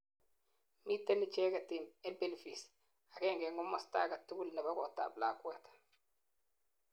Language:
Kalenjin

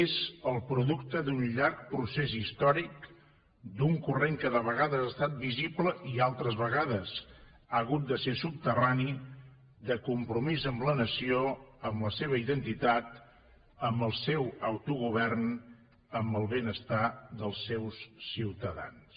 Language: Catalan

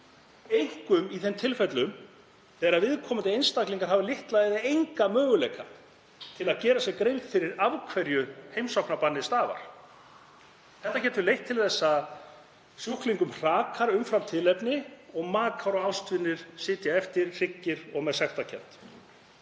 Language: Icelandic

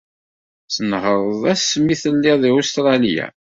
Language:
Kabyle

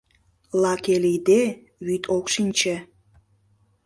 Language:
Mari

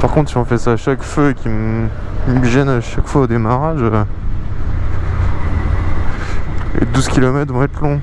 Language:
French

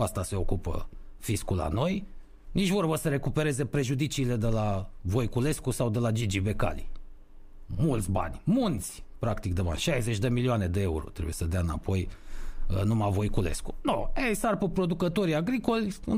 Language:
Romanian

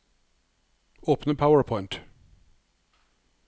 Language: Norwegian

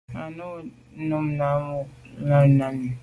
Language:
Medumba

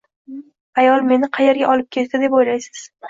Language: Uzbek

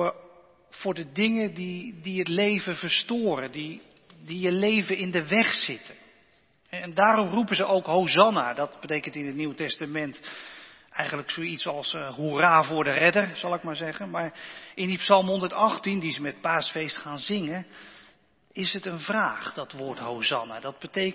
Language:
Dutch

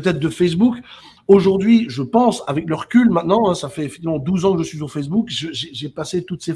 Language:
French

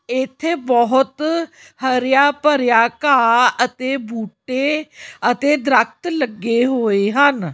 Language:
Punjabi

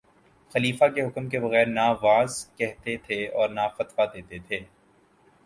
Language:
Urdu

